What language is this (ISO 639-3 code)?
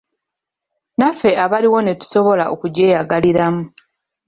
lug